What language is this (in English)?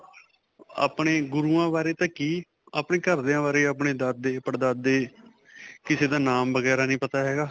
Punjabi